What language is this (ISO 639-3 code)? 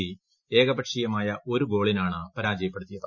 mal